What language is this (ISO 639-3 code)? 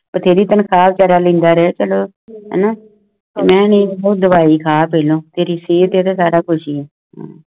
pan